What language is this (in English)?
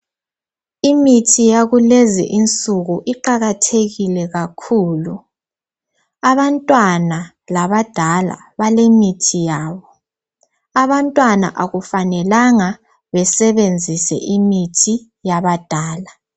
North Ndebele